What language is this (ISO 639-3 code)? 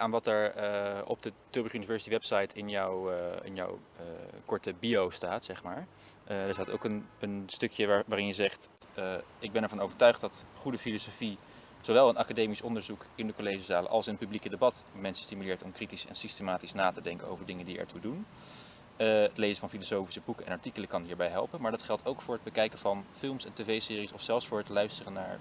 nld